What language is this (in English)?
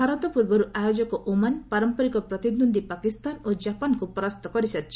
Odia